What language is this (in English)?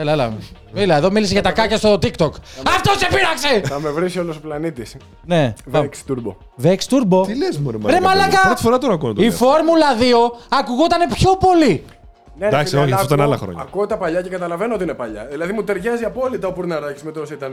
Greek